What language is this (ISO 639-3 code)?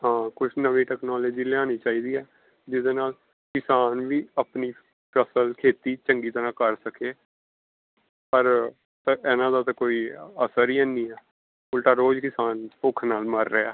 pan